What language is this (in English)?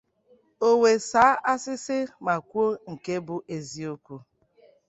Igbo